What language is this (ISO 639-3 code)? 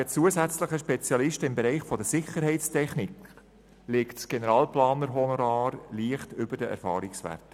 gsw